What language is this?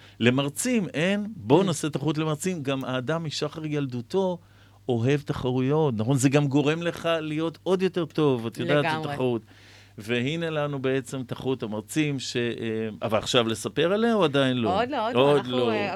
Hebrew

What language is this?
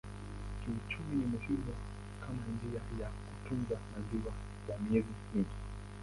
Swahili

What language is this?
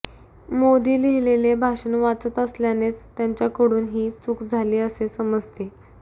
Marathi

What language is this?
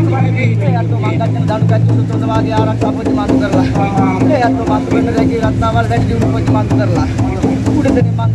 Sinhala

